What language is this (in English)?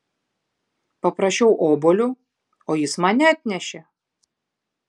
Lithuanian